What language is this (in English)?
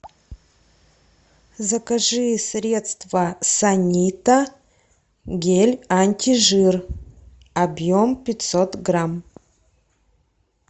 Russian